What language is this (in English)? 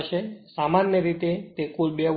Gujarati